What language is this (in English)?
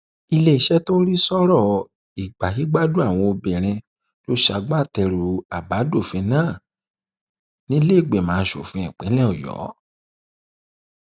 Yoruba